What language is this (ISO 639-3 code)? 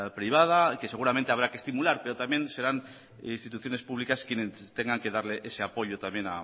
spa